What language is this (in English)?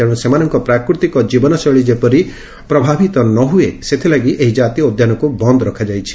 Odia